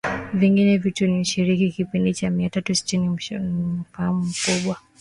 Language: Swahili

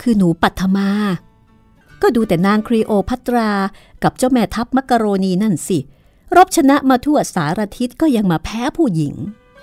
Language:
Thai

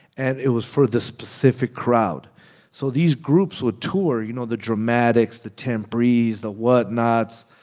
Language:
English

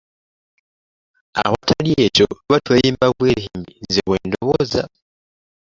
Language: Ganda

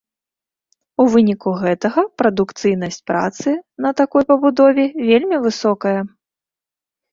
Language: Belarusian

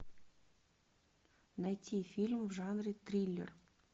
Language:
Russian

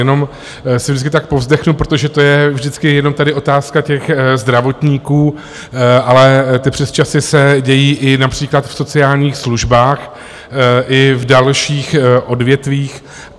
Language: Czech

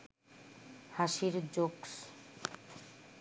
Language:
Bangla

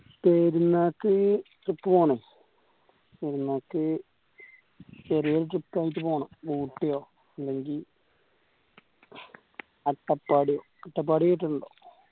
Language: Malayalam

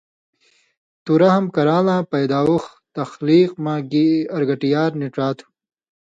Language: Indus Kohistani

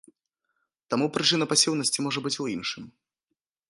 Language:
Belarusian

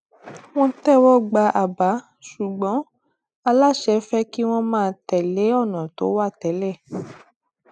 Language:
Yoruba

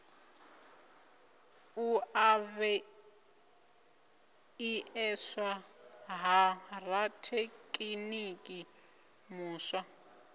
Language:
Venda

